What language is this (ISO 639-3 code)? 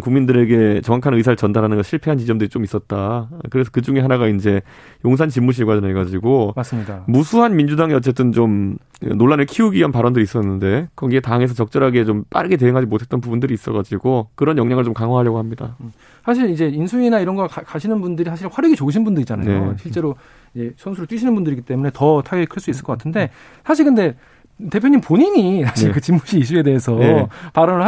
kor